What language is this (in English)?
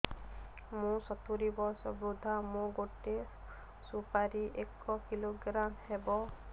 Odia